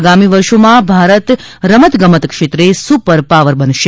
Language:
Gujarati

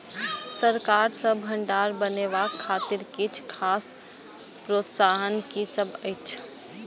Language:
Maithili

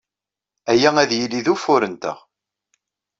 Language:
Kabyle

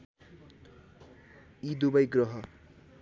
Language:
Nepali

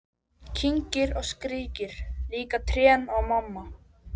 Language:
Icelandic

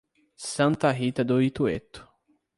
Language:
Portuguese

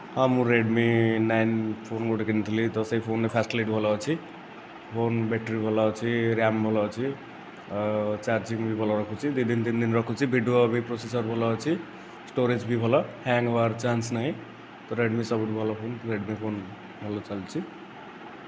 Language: Odia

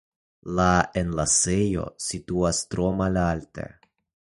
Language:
Esperanto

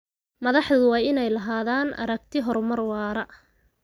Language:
Somali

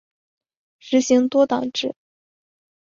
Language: Chinese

